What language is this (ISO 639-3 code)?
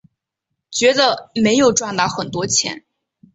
zho